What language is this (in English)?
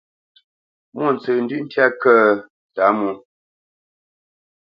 Bamenyam